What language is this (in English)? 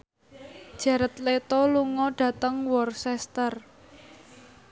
Javanese